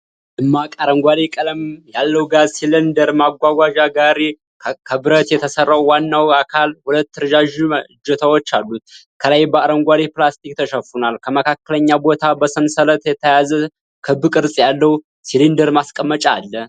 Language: Amharic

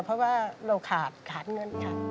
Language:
Thai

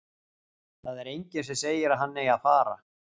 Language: Icelandic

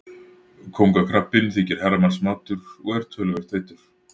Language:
Icelandic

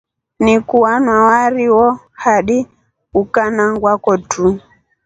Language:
Rombo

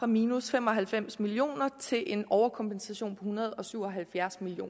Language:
Danish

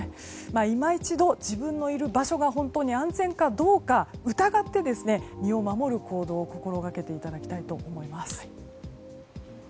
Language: Japanese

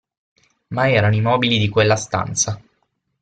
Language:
Italian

